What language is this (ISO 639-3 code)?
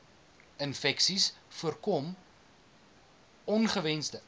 afr